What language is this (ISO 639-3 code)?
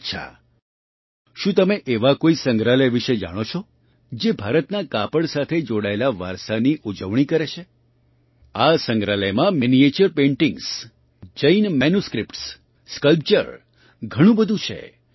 guj